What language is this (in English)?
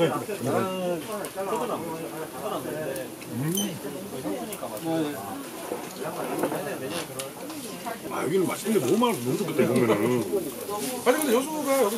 Korean